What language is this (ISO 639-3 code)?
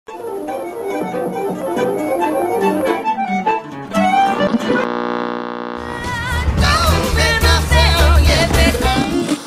tha